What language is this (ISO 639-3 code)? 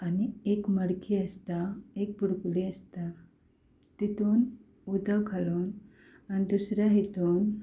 kok